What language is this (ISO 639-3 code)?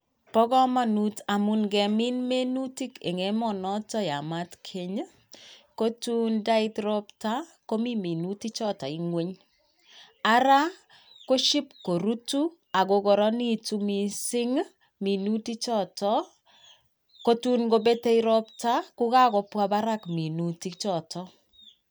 kln